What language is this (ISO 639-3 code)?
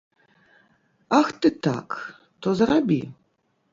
bel